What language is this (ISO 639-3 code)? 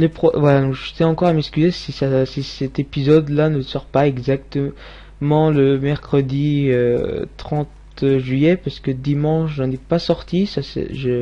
fra